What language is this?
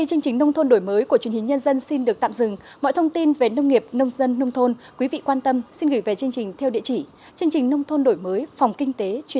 Vietnamese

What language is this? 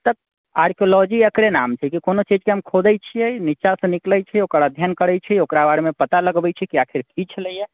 Maithili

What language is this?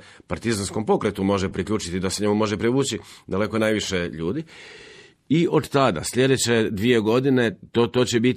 Croatian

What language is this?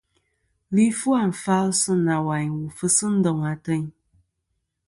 Kom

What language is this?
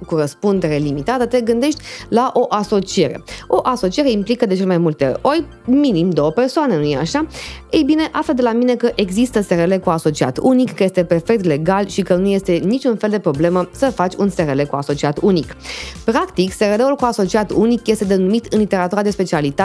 Romanian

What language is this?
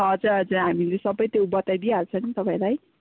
Nepali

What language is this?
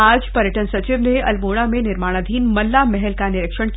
Hindi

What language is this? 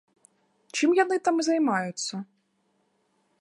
Belarusian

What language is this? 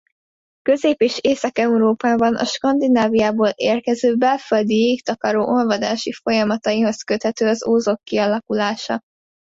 Hungarian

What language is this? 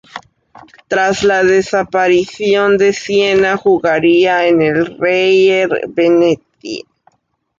Spanish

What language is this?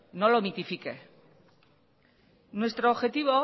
Spanish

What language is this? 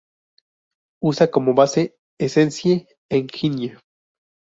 Spanish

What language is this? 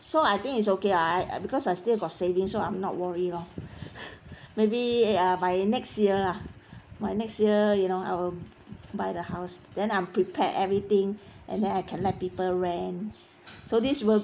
English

